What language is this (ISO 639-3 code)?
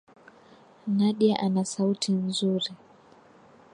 swa